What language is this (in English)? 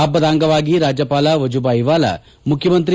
Kannada